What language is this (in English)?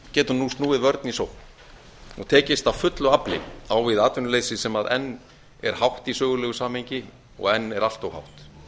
Icelandic